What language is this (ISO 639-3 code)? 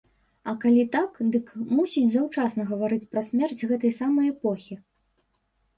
bel